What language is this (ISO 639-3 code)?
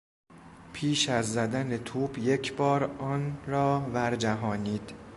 fas